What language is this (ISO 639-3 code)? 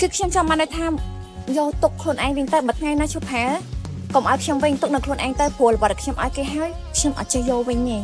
tha